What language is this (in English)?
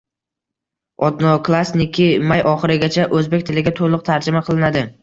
Uzbek